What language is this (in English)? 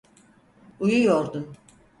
Turkish